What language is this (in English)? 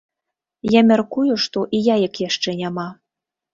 Belarusian